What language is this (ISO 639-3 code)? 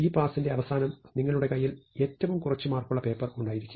mal